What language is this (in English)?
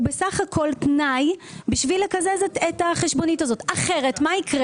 Hebrew